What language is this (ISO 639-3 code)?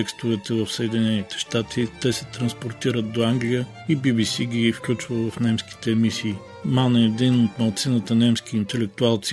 bul